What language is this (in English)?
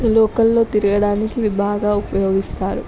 Telugu